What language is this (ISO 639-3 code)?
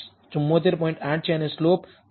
guj